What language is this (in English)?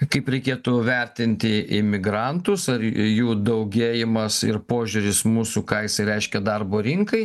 Lithuanian